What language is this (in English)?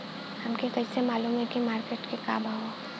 Bhojpuri